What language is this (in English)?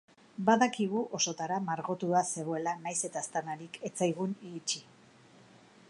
Basque